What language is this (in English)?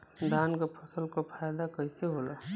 Bhojpuri